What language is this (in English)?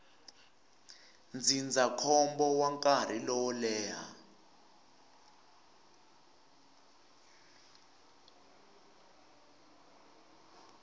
Tsonga